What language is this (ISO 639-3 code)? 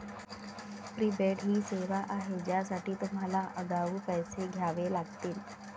mar